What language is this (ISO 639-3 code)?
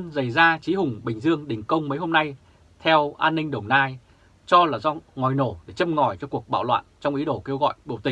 vie